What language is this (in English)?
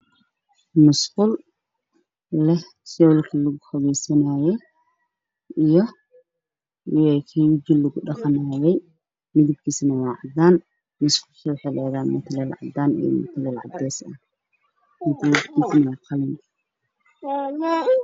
Somali